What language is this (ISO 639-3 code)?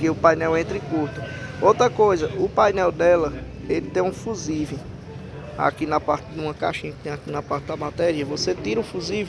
por